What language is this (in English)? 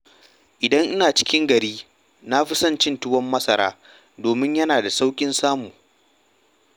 Hausa